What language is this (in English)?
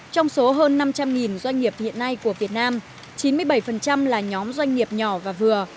Vietnamese